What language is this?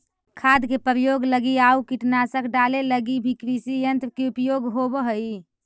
Magahi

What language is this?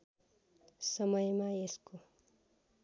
Nepali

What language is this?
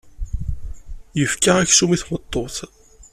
Kabyle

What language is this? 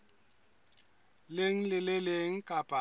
Southern Sotho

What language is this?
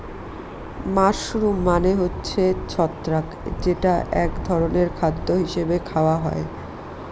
Bangla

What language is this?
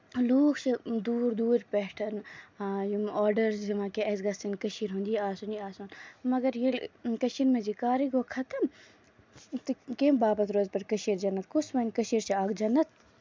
Kashmiri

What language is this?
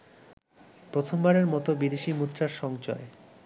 Bangla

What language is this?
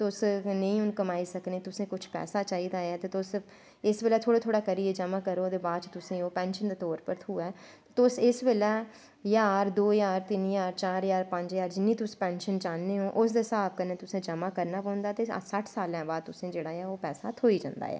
Dogri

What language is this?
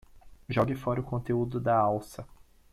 Portuguese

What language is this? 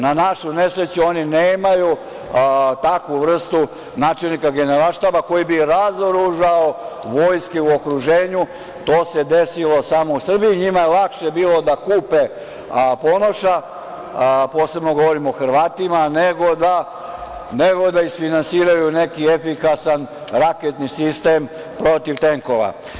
Serbian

